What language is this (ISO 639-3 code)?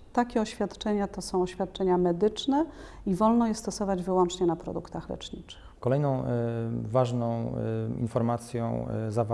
pol